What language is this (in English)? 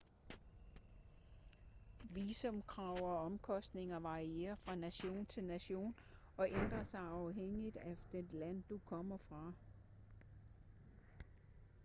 Danish